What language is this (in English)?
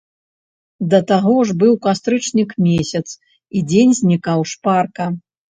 Belarusian